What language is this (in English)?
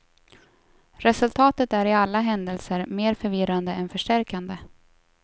Swedish